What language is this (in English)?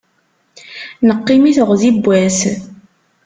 Kabyle